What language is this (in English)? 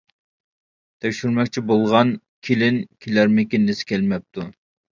Uyghur